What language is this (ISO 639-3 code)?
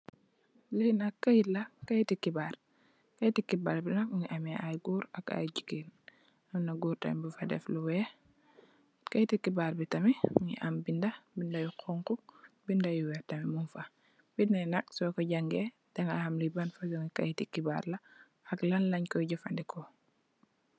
wol